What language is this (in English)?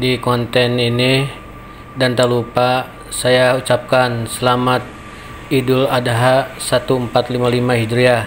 Indonesian